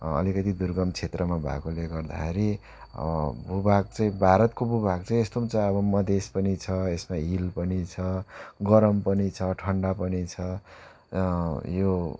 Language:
Nepali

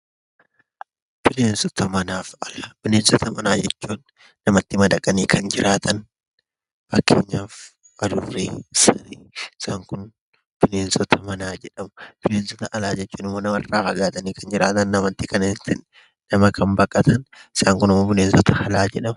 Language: Oromo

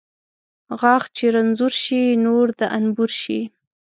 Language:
Pashto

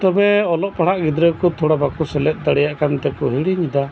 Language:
Santali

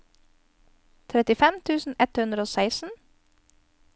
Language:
Norwegian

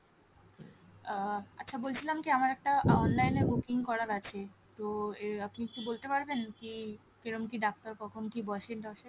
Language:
Bangla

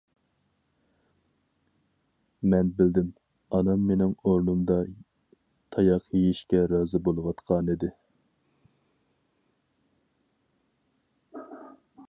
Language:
Uyghur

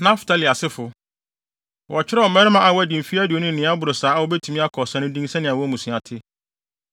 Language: Akan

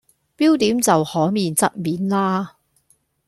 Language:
Cantonese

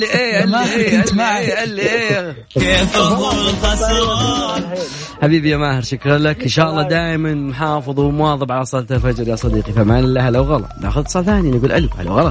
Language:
Arabic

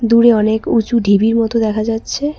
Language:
Bangla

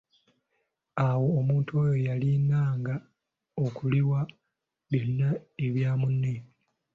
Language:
Ganda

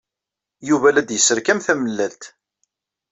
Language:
Kabyle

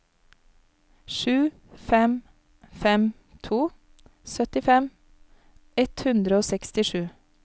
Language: Norwegian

